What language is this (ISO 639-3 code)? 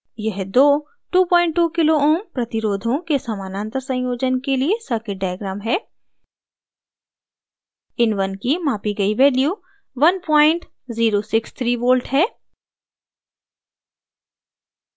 hin